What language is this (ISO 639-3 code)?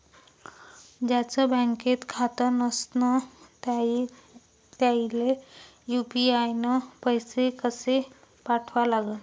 mar